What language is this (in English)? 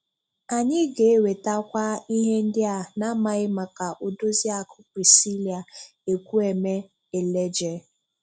Igbo